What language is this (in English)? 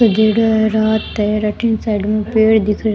Rajasthani